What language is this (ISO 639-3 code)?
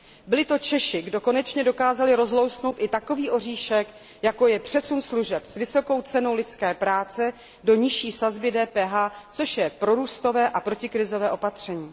ces